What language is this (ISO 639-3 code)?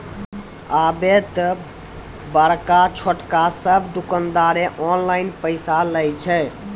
mai